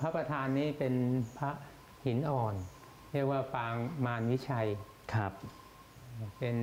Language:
Thai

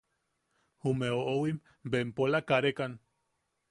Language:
Yaqui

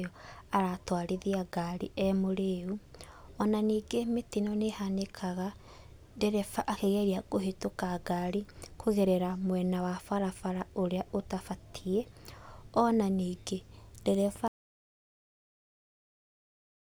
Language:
Kikuyu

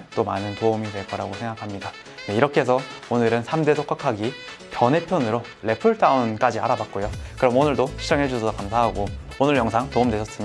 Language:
Korean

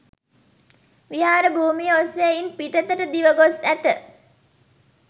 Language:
Sinhala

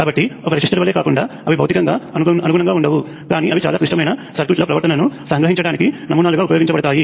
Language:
Telugu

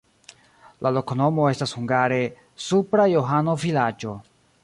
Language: Esperanto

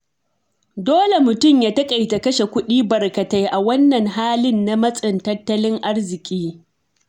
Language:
Hausa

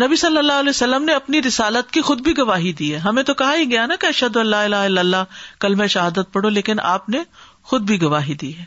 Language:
Urdu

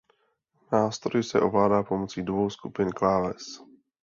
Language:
Czech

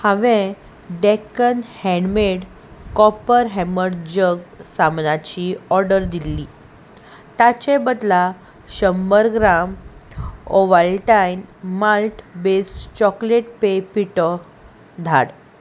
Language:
Konkani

